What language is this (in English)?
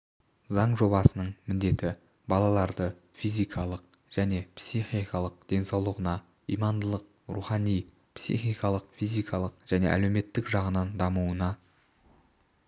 Kazakh